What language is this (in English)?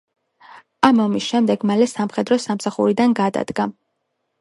Georgian